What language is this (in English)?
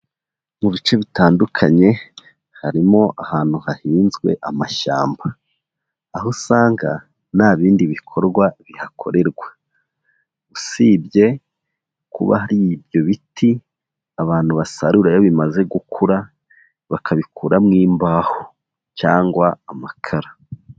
Kinyarwanda